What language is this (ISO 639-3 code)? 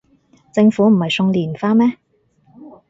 yue